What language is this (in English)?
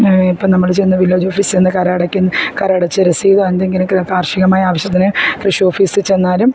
Malayalam